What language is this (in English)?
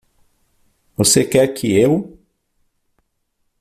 Portuguese